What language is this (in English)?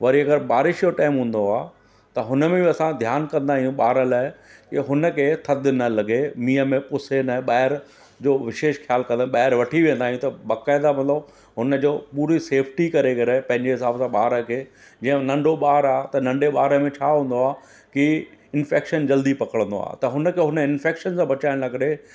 Sindhi